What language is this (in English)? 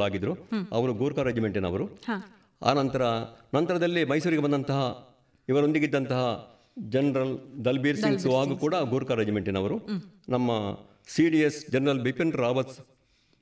Kannada